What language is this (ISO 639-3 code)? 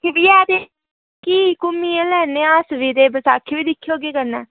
doi